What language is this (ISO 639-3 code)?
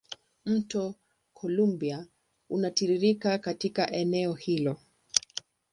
swa